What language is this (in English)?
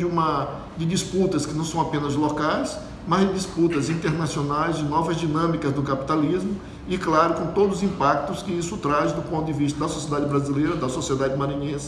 Portuguese